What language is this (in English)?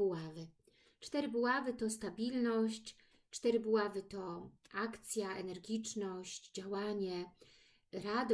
Polish